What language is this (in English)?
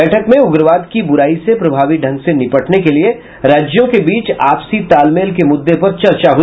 Hindi